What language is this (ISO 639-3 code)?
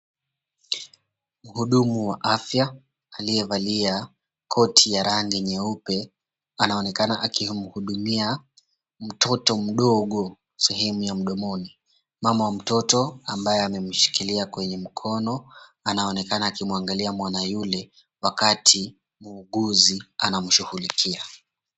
swa